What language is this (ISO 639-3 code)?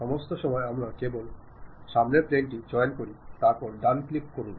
mal